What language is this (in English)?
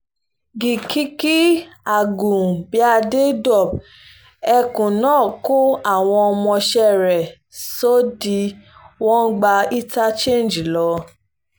Yoruba